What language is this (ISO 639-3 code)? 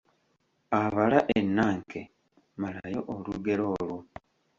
lug